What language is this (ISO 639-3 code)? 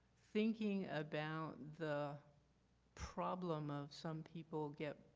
eng